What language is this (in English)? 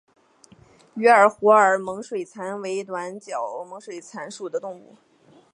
Chinese